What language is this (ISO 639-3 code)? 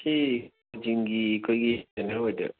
mni